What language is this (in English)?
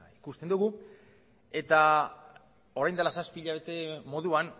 Basque